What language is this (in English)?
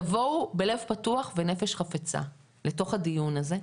Hebrew